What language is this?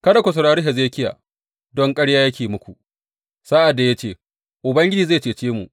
Hausa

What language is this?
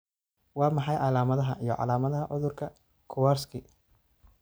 Somali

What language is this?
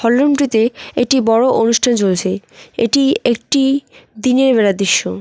Bangla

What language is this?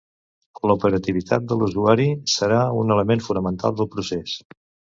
Catalan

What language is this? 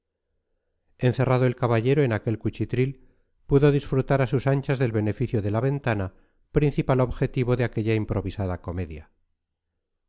Spanish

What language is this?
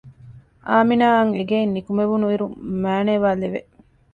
Divehi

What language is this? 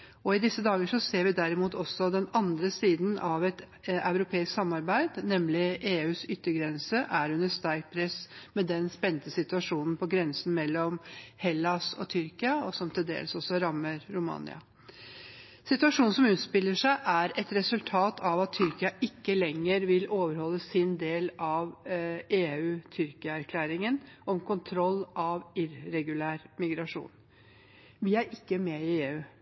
Norwegian Bokmål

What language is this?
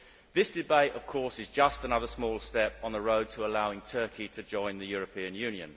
English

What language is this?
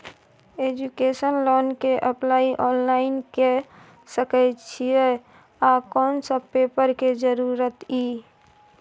Maithili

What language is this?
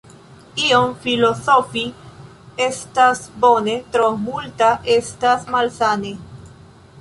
Esperanto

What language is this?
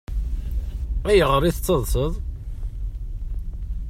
Kabyle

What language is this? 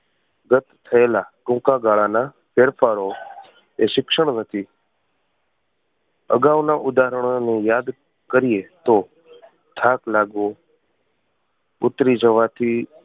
Gujarati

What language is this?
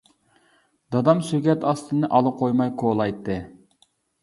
Uyghur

